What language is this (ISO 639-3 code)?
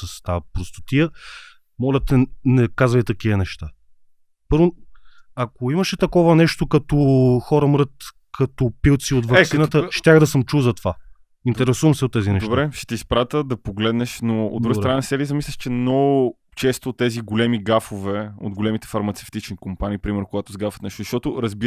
bul